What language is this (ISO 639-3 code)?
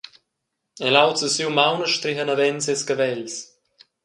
roh